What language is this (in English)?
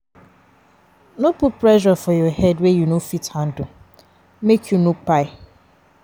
Nigerian Pidgin